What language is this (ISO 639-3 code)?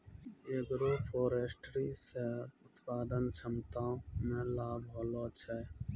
mai